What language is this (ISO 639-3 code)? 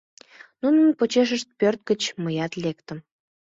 chm